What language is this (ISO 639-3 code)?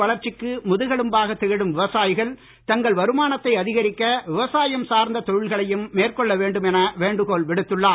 tam